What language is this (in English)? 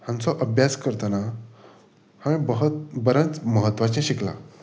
Konkani